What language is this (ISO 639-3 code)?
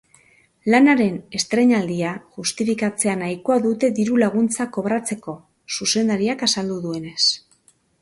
eus